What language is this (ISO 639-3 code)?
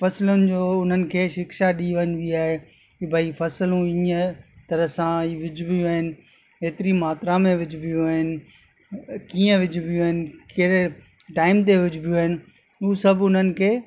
snd